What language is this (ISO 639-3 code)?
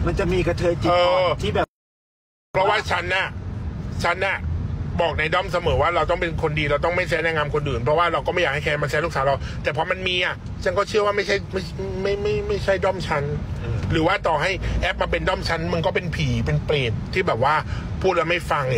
tha